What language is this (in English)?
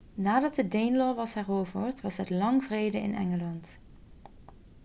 Dutch